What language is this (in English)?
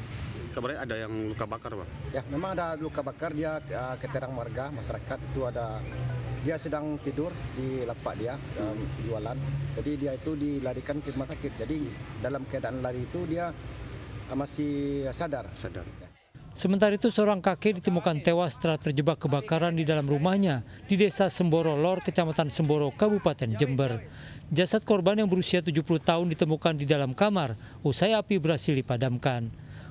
Indonesian